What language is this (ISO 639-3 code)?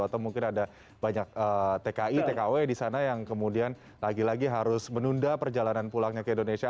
ind